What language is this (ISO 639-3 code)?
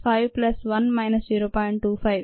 tel